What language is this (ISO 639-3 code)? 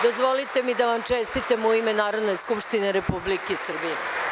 srp